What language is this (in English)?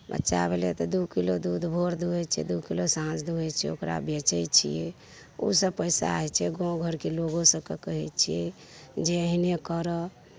Maithili